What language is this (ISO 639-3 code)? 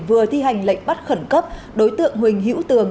vie